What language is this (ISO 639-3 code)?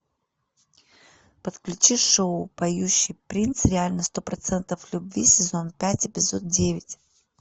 rus